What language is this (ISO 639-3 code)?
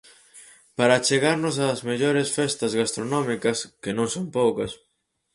glg